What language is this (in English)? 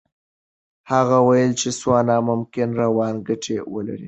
Pashto